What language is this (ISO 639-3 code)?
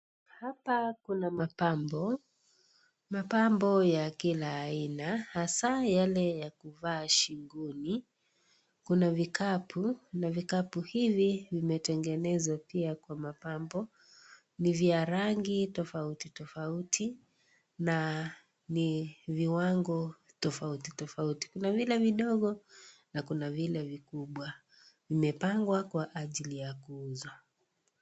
swa